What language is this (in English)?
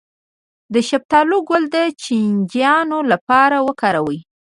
Pashto